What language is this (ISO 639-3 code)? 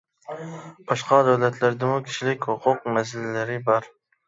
uig